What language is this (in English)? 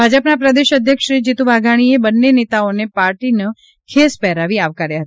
Gujarati